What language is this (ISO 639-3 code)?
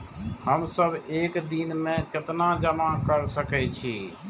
mai